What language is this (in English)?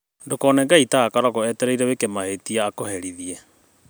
Kikuyu